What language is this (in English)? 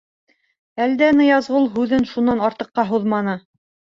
Bashkir